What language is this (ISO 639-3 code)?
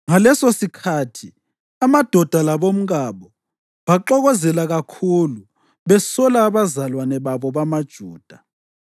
nde